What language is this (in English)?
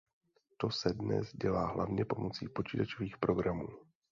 Czech